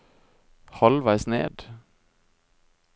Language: Norwegian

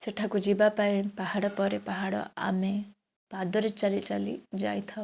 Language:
Odia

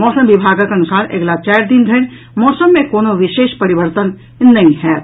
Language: Maithili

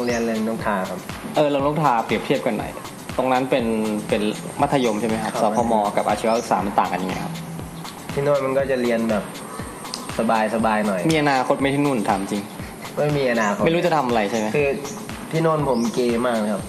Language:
Thai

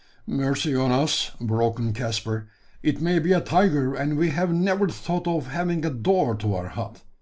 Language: English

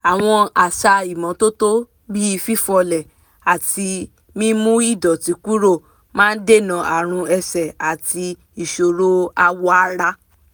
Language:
Yoruba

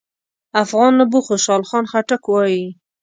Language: Pashto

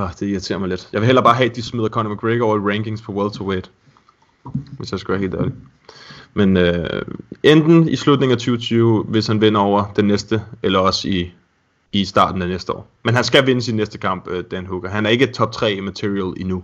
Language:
Danish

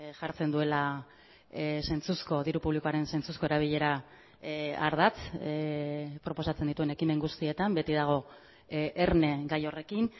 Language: Basque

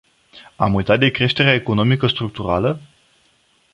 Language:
Romanian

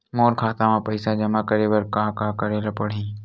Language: Chhattisgarhi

